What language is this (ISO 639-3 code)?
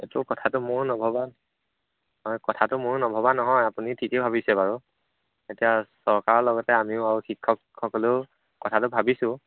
asm